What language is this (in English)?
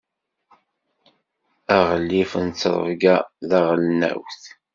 Kabyle